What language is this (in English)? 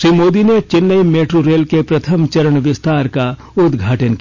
Hindi